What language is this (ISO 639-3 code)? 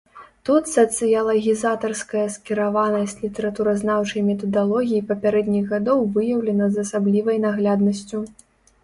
bel